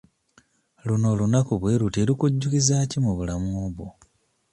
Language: Ganda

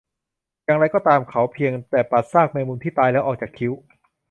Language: Thai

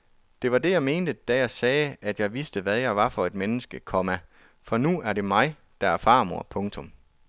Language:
Danish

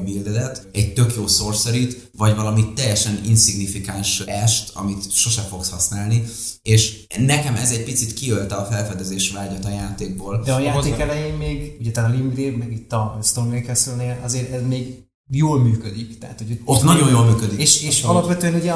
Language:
Hungarian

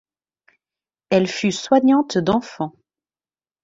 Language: French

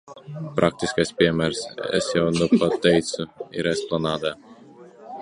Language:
Latvian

